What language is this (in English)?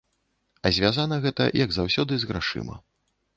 Belarusian